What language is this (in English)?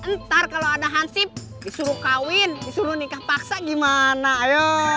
Indonesian